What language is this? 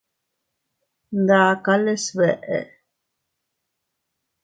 Teutila Cuicatec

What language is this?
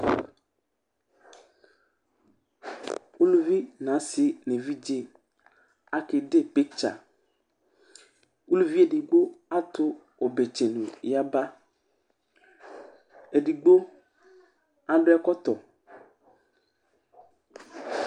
Ikposo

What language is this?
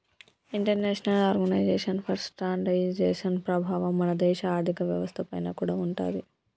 Telugu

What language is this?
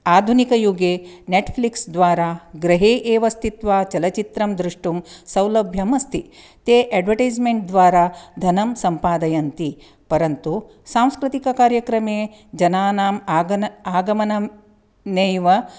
Sanskrit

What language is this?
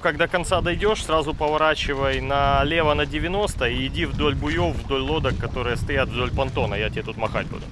Russian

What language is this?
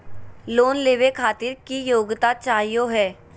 Magahi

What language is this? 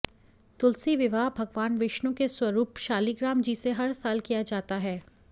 Hindi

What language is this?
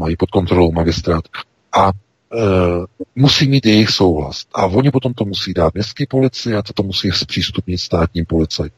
Czech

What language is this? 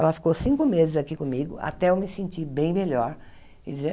Portuguese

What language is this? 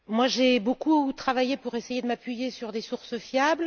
French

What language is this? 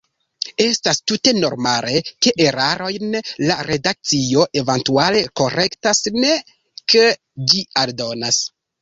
Esperanto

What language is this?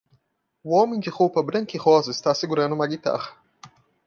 Portuguese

